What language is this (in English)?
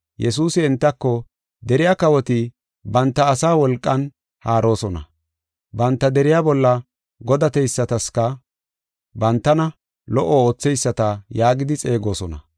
Gofa